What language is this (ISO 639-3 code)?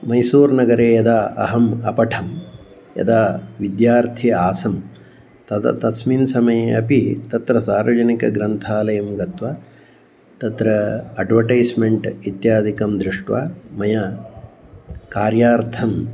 san